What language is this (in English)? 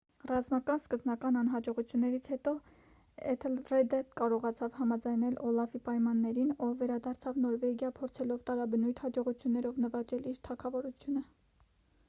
Armenian